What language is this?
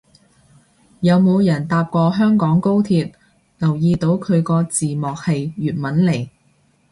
Cantonese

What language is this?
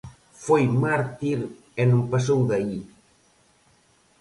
Galician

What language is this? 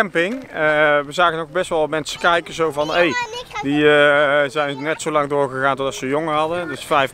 Dutch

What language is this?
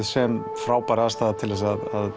Icelandic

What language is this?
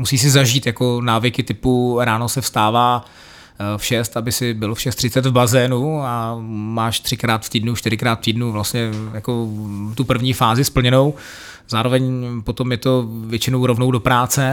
Czech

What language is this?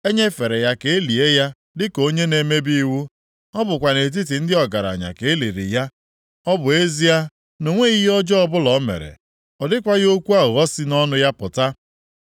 Igbo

